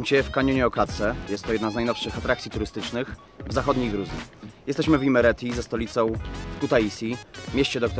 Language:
Polish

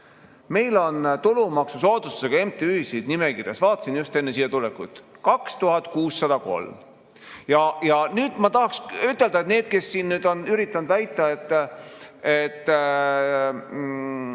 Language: Estonian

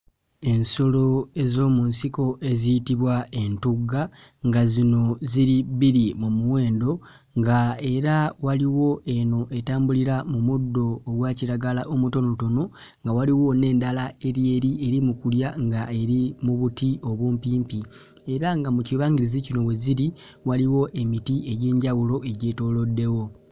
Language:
Ganda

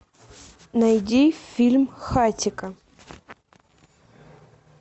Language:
Russian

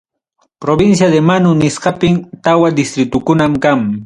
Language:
Ayacucho Quechua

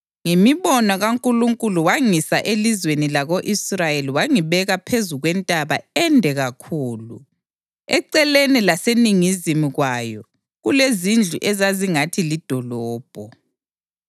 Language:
North Ndebele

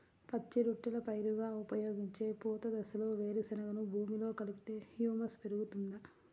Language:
Telugu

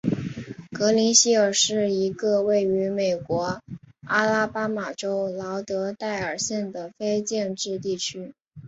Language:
Chinese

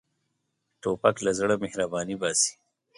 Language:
Pashto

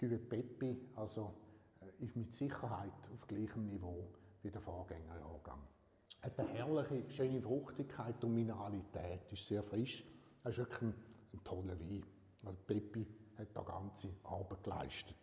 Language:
German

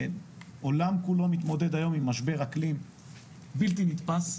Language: Hebrew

